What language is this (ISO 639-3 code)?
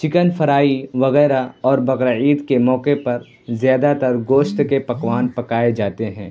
urd